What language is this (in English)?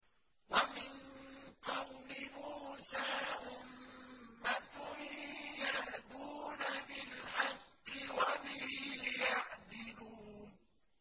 Arabic